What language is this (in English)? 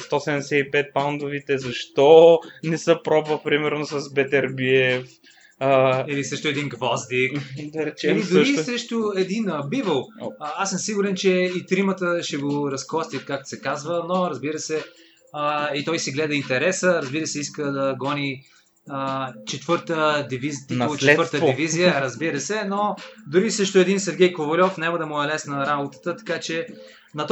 Bulgarian